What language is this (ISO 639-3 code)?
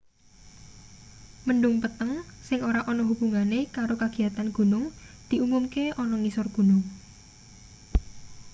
jav